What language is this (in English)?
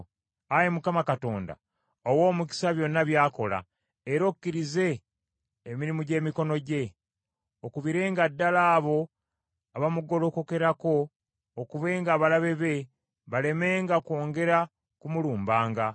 Ganda